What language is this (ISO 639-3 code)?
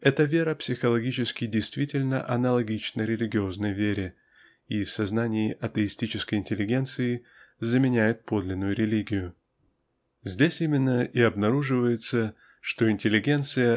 rus